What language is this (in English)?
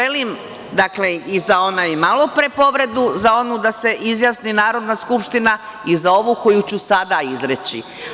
Serbian